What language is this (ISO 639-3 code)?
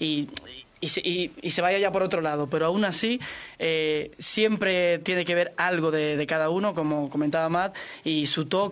spa